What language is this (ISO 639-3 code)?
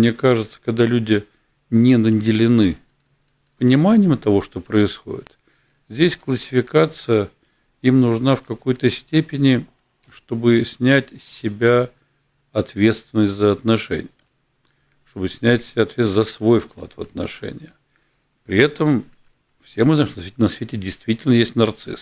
rus